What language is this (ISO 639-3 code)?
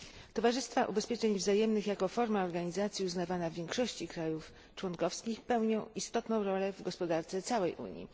pol